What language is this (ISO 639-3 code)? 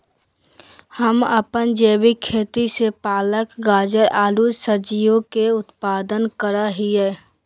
mag